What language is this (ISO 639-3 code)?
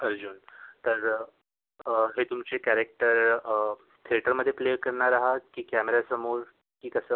mar